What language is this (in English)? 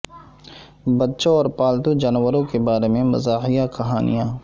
Urdu